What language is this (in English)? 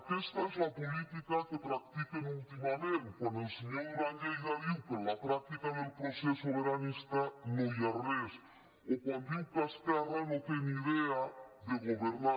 Catalan